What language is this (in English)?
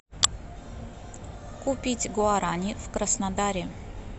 Russian